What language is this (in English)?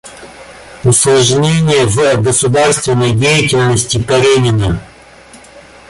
Russian